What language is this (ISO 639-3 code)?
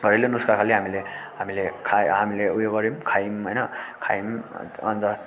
nep